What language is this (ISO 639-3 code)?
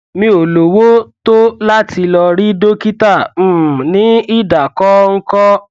yor